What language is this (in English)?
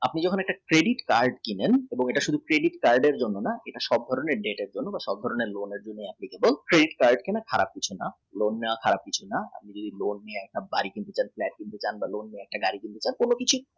Bangla